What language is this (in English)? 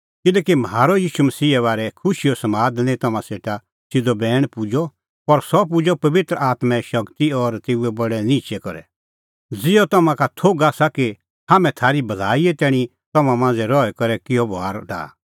Kullu Pahari